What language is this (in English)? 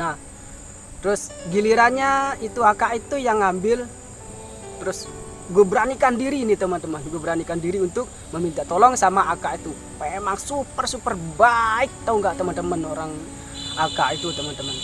Indonesian